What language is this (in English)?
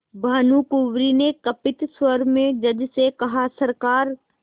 Hindi